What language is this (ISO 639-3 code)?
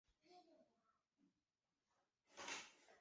zho